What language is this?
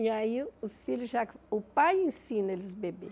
Portuguese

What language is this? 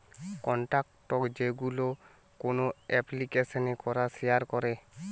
Bangla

